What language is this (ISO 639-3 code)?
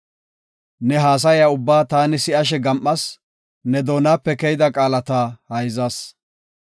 gof